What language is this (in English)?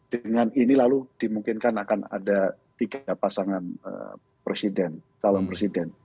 Indonesian